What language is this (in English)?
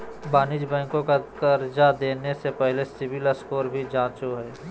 Magahi